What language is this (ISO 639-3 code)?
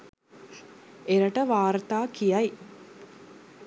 sin